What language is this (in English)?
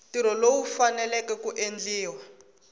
Tsonga